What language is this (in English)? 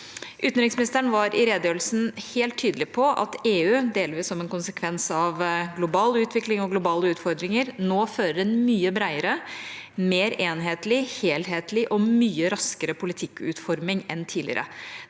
Norwegian